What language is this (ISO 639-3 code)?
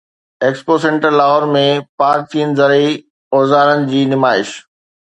snd